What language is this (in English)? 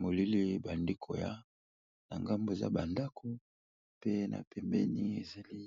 Lingala